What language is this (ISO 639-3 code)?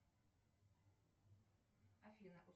rus